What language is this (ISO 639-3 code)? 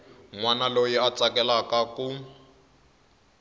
tso